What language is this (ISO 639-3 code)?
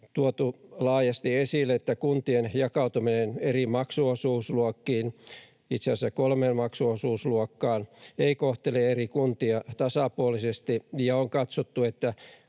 fin